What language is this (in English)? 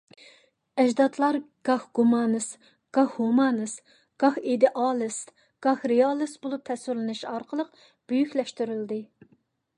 Uyghur